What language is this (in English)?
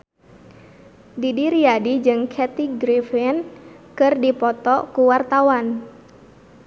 Sundanese